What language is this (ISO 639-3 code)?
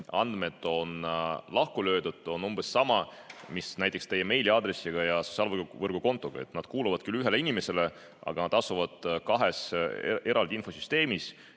est